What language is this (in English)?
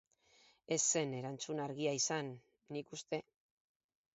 Basque